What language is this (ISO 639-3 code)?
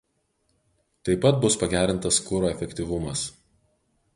lit